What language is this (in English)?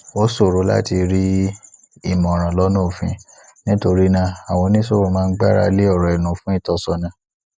Yoruba